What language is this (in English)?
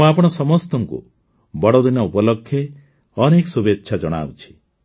Odia